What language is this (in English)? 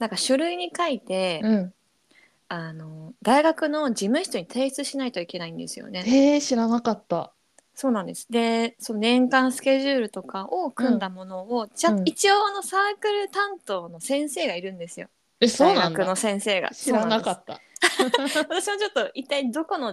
Japanese